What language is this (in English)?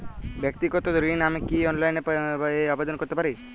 Bangla